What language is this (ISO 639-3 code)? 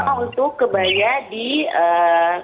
ind